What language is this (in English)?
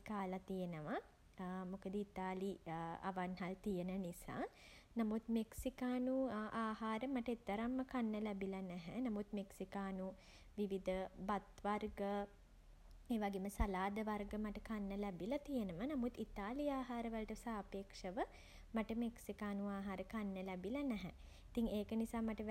Sinhala